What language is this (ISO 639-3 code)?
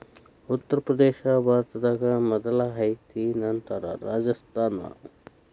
kan